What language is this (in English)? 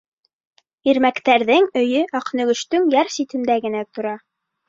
Bashkir